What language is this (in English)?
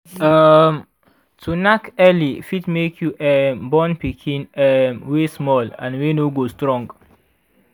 Nigerian Pidgin